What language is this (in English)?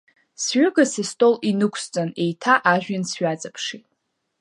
Abkhazian